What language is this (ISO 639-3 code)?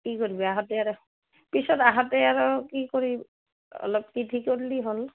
asm